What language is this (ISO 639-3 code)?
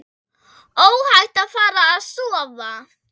isl